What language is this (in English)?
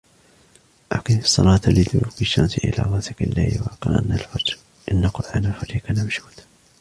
Arabic